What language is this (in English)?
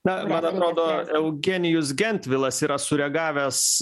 Lithuanian